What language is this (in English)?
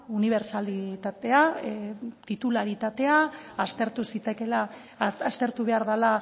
Basque